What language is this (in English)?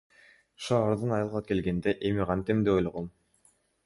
Kyrgyz